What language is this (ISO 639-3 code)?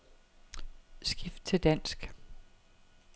dan